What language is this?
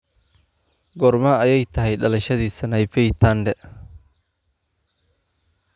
Somali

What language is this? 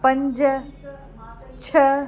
Sindhi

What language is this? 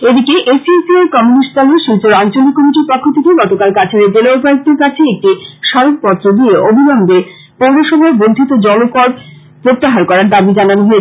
Bangla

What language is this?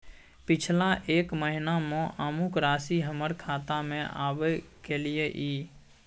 Maithili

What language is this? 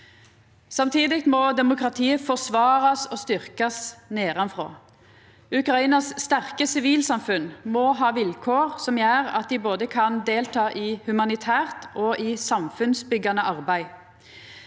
Norwegian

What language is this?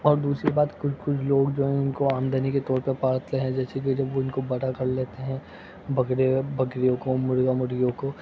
Urdu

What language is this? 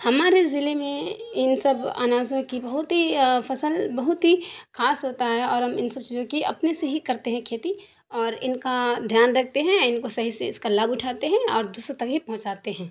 Urdu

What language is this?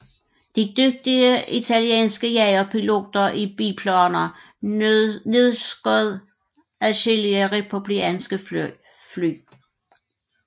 Danish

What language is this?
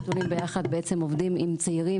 Hebrew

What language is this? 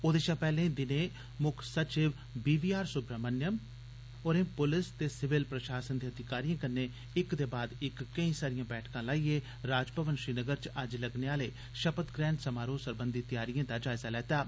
Dogri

